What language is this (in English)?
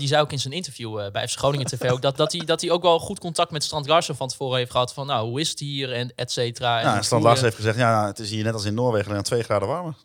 Dutch